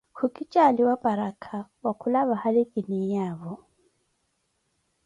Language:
Koti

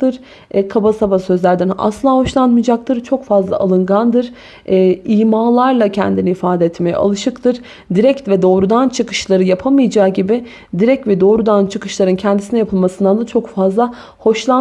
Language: Turkish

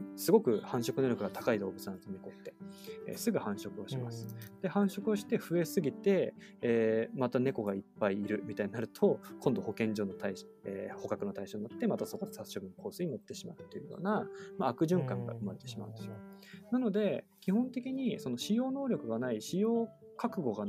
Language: Japanese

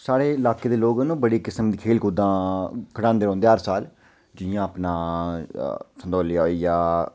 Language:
Dogri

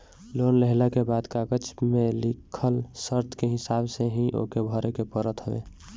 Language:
Bhojpuri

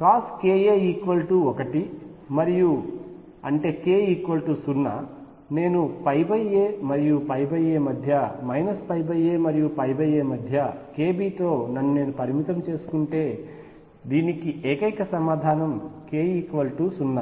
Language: Telugu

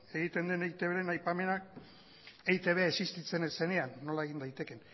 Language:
Basque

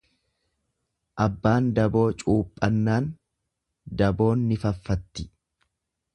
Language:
Oromo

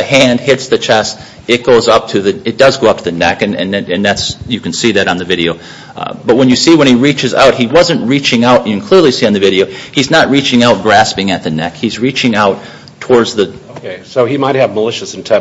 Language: English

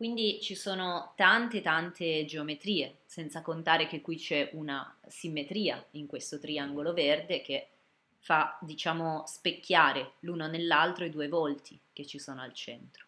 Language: Italian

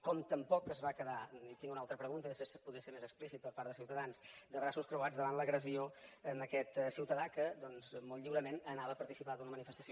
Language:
Catalan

